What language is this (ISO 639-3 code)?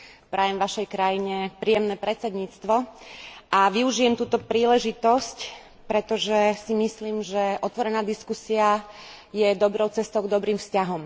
slk